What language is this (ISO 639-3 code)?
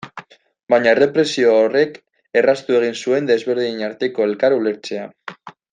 eus